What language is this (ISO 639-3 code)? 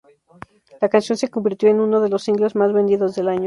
spa